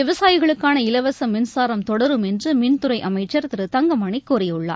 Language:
Tamil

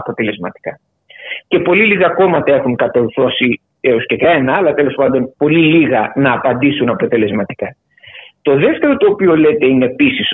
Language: Greek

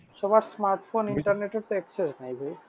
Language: Bangla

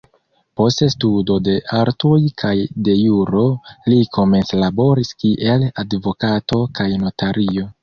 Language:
Esperanto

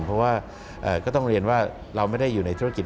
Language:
Thai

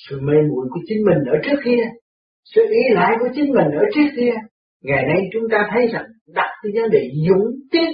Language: Vietnamese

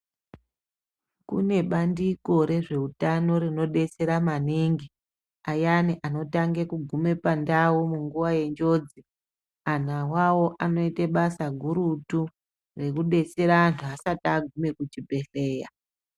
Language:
Ndau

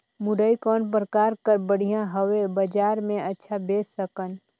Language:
Chhattisgarhi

